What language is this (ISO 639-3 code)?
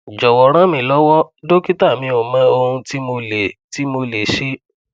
yor